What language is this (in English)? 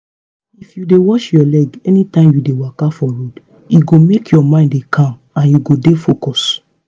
Nigerian Pidgin